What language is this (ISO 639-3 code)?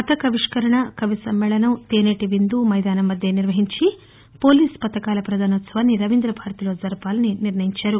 tel